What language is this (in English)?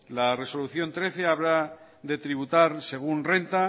Spanish